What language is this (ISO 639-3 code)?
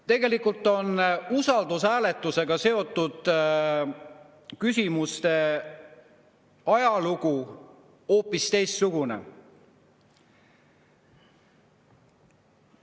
est